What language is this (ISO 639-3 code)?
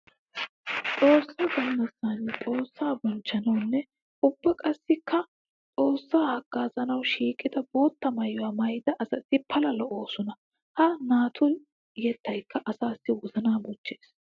wal